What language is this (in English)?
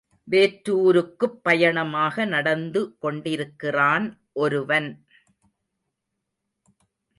Tamil